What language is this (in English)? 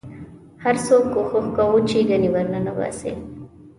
Pashto